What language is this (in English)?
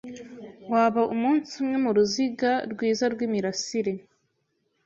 Kinyarwanda